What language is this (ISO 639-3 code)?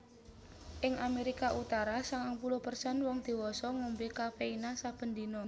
jav